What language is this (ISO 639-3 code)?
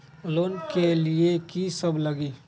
mag